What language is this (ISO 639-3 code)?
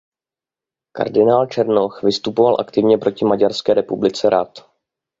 ces